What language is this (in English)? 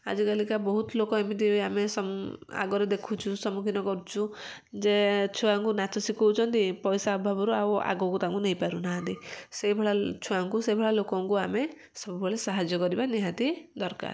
Odia